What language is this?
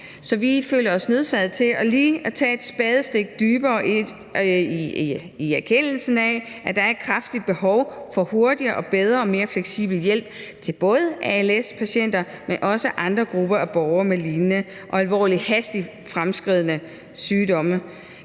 Danish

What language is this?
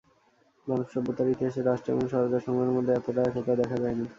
Bangla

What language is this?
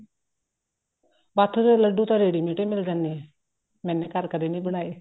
Punjabi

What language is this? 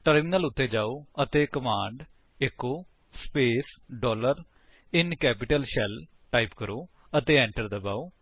Punjabi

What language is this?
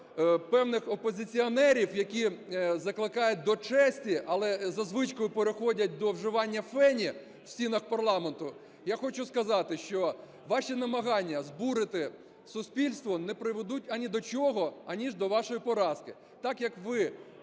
Ukrainian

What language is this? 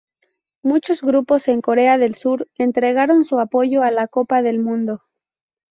Spanish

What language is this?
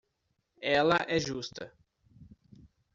Portuguese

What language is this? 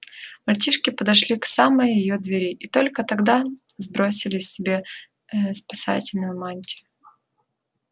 Russian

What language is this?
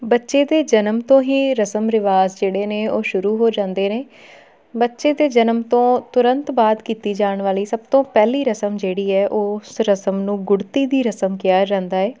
Punjabi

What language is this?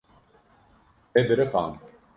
Kurdish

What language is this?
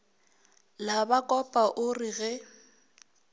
Northern Sotho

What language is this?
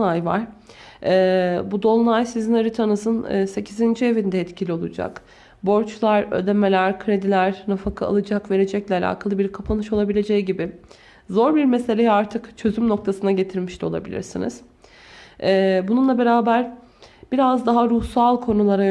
Turkish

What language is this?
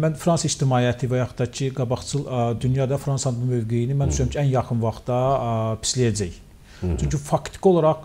Turkish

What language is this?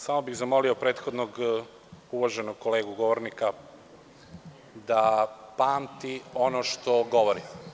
Serbian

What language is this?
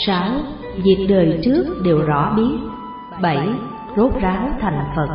Vietnamese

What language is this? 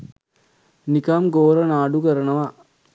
Sinhala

